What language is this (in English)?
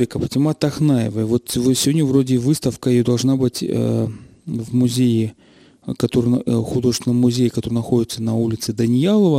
Russian